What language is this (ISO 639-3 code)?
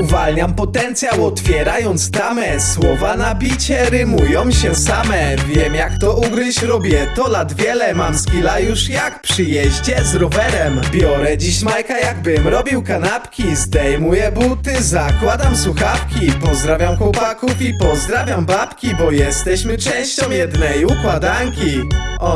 pol